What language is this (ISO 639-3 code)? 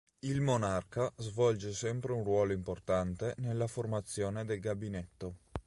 ita